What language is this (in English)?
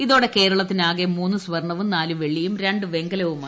Malayalam